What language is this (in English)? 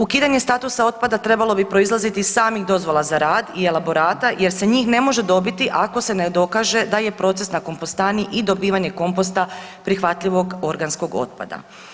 Croatian